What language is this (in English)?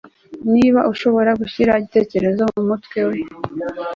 Kinyarwanda